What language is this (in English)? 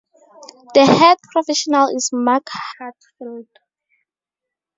English